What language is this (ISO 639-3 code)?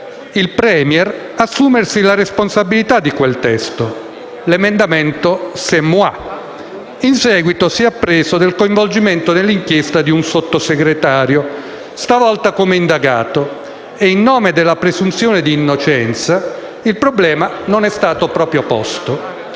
ita